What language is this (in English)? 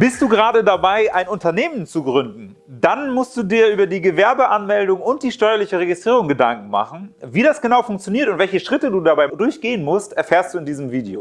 German